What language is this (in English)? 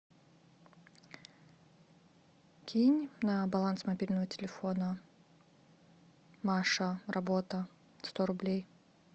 Russian